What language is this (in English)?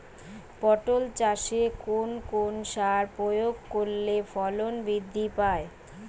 Bangla